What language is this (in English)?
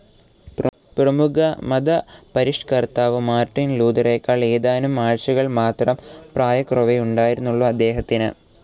Malayalam